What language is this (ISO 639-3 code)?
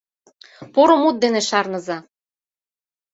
chm